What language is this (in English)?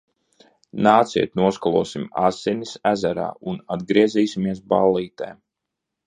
Latvian